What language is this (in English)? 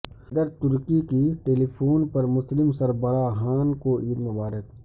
Urdu